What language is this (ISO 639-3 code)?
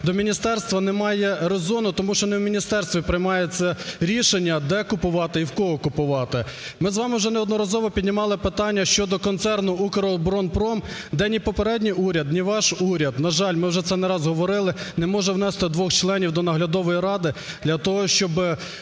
ukr